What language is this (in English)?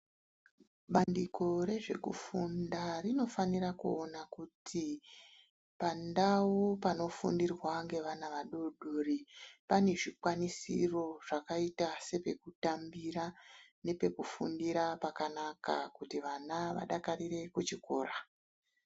Ndau